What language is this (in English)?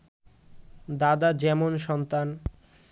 Bangla